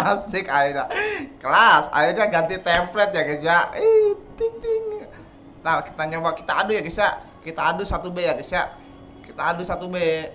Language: Indonesian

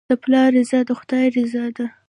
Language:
Pashto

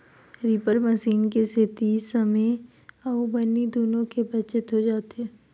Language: Chhattisgarhi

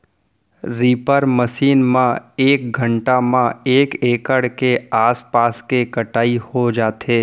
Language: Chhattisgarhi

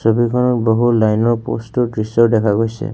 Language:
Assamese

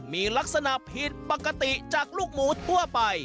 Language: Thai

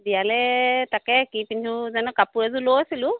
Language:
Assamese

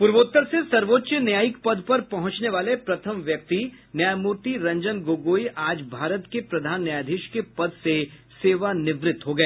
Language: Hindi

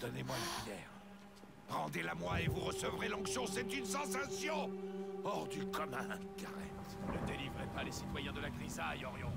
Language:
French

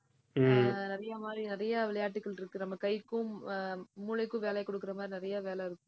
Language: Tamil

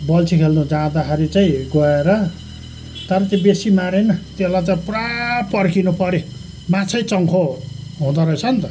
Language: Nepali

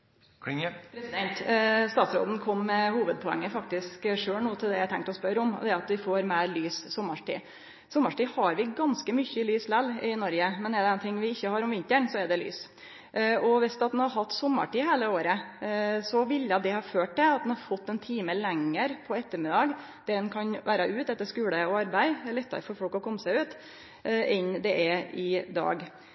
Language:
Norwegian Nynorsk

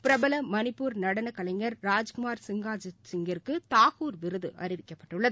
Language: Tamil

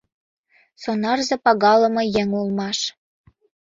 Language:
Mari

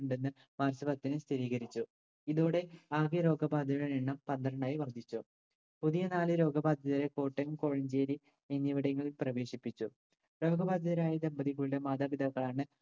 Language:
Malayalam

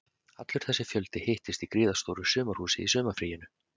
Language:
Icelandic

